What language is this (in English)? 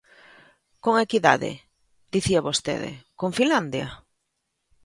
Galician